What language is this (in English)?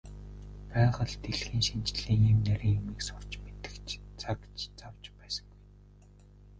Mongolian